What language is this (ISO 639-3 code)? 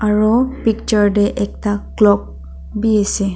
nag